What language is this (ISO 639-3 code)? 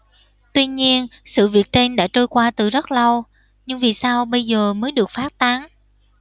vie